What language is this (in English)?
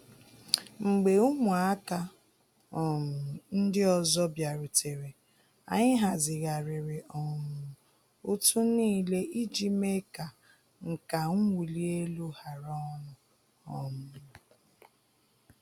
Igbo